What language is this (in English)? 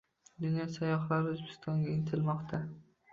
Uzbek